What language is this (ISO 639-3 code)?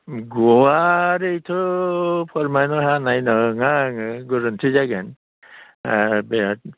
brx